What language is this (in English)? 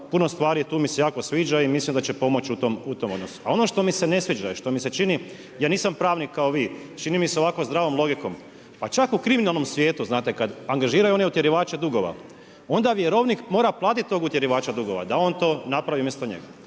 Croatian